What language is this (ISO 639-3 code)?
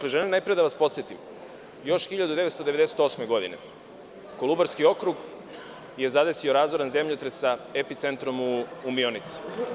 srp